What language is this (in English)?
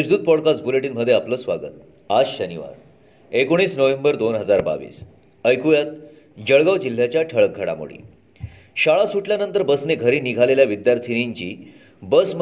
Marathi